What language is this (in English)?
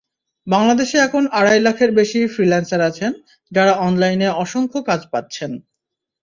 Bangla